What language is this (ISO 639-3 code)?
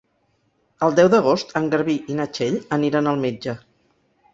cat